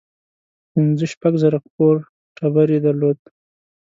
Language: Pashto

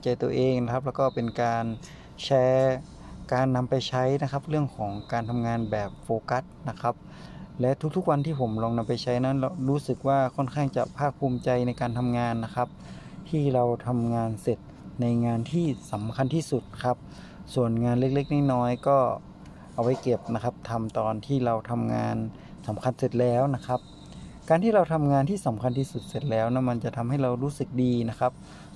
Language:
Thai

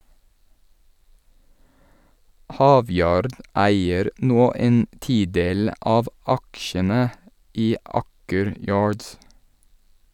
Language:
Norwegian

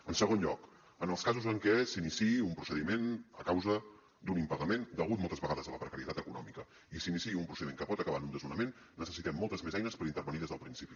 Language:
Catalan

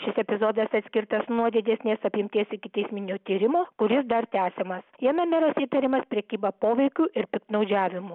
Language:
Lithuanian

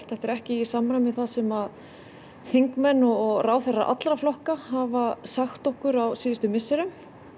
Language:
Icelandic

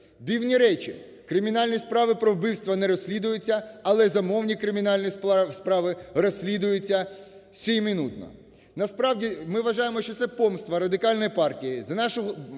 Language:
Ukrainian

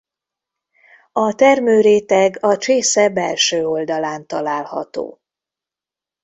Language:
Hungarian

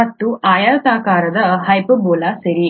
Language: Kannada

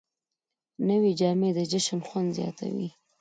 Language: Pashto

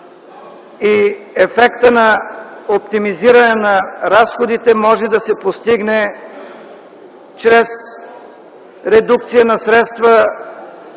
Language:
Bulgarian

